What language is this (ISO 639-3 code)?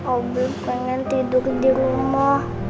ind